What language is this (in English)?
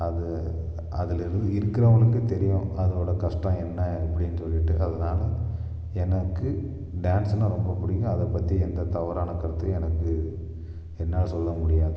Tamil